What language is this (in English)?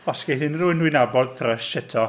Welsh